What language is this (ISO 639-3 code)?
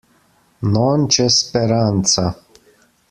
ita